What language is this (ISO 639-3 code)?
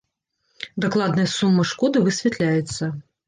bel